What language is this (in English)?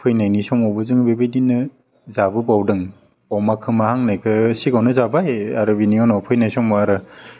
Bodo